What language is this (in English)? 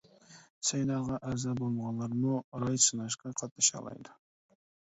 Uyghur